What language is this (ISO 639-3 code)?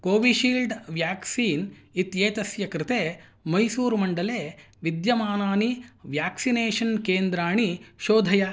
san